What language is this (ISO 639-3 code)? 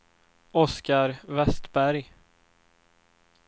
swe